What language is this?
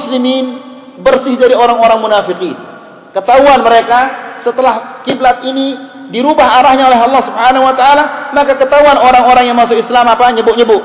Malay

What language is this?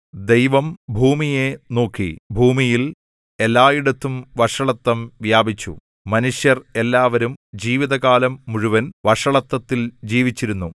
Malayalam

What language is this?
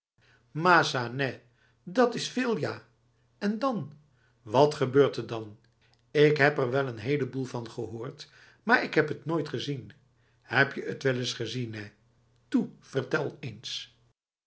Dutch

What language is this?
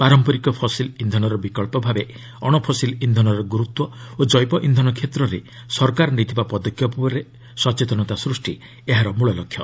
Odia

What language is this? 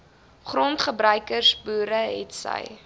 Afrikaans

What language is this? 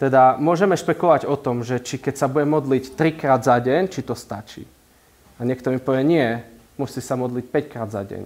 Slovak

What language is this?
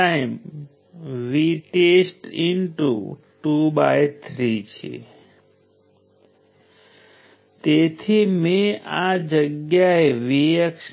Gujarati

